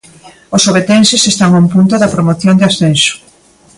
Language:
Galician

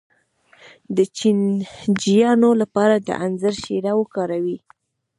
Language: Pashto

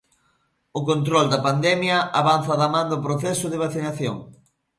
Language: Galician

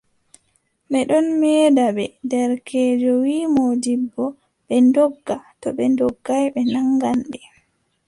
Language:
Adamawa Fulfulde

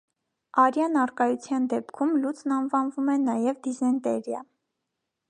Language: Armenian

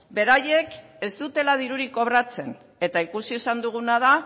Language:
Basque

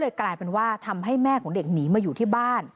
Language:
Thai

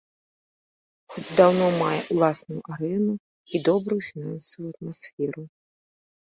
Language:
Belarusian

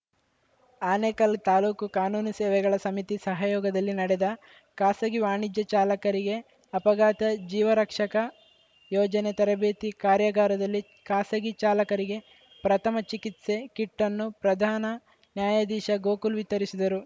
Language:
Kannada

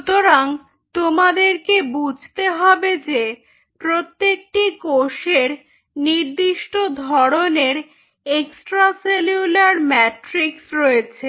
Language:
Bangla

